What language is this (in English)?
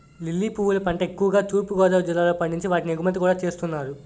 Telugu